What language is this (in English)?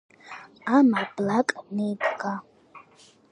Georgian